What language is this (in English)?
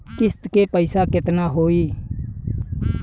Bhojpuri